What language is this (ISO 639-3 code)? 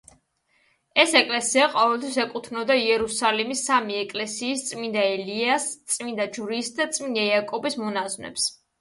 kat